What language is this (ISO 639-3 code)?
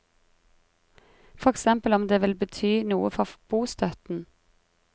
nor